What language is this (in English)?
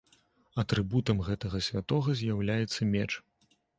Belarusian